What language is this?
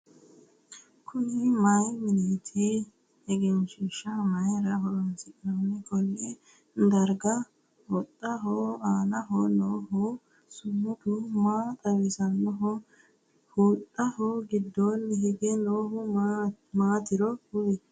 Sidamo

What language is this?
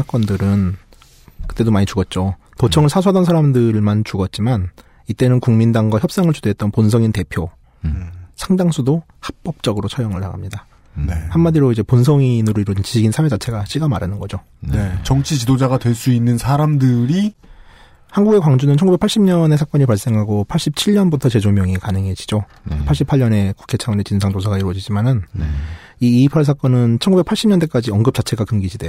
Korean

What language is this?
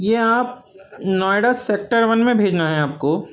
Urdu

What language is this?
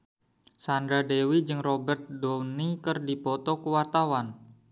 Sundanese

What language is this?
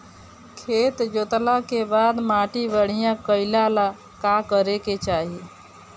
Bhojpuri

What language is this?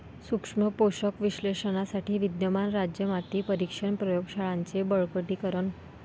Marathi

